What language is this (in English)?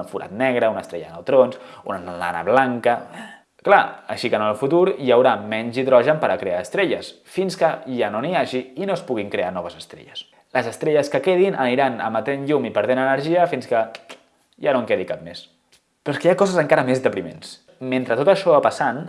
Catalan